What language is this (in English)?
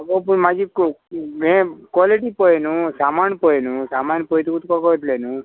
Konkani